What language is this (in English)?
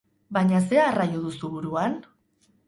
Basque